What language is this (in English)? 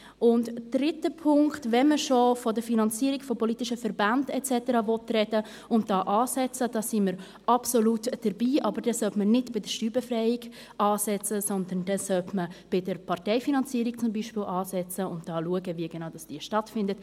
Swiss German